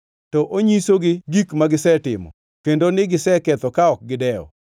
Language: Luo (Kenya and Tanzania)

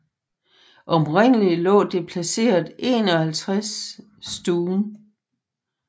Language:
Danish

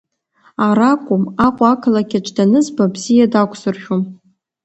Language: Abkhazian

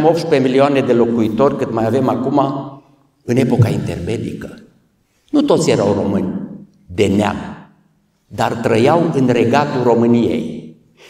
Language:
Romanian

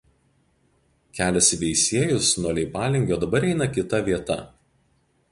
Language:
Lithuanian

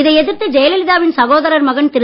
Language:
Tamil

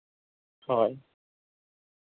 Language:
Santali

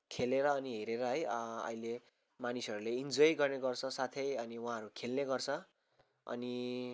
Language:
Nepali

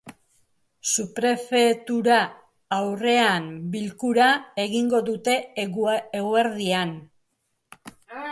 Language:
Basque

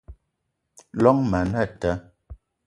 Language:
Eton (Cameroon)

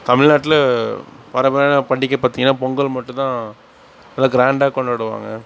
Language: Tamil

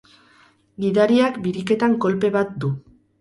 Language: Basque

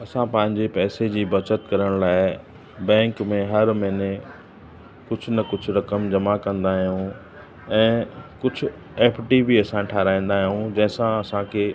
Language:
Sindhi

